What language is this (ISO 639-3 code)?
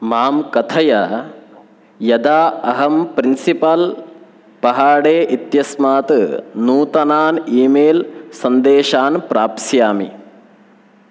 san